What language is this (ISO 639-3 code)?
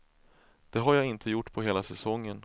swe